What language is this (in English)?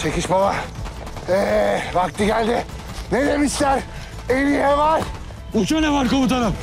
Turkish